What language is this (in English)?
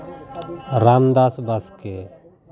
Santali